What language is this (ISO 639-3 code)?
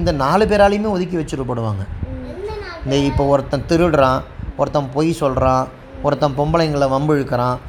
tam